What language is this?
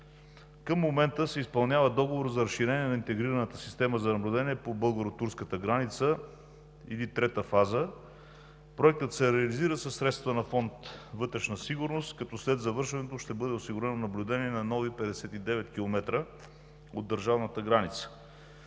Bulgarian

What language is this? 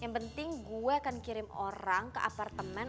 Indonesian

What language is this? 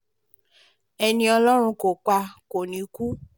Yoruba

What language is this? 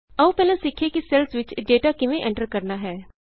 Punjabi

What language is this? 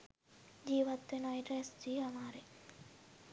Sinhala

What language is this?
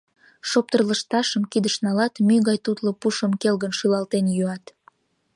Mari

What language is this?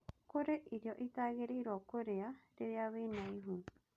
Kikuyu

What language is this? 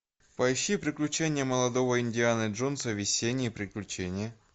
Russian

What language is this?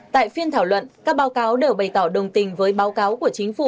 Vietnamese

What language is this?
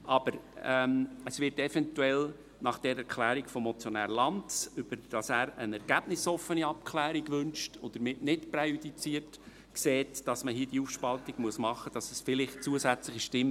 Swiss German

